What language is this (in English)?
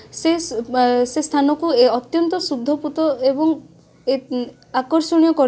Odia